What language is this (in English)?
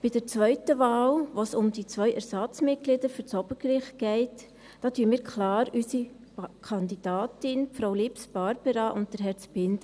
Swiss German